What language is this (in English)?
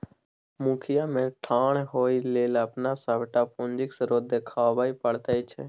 Maithili